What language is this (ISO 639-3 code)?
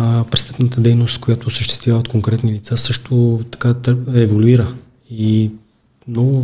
bul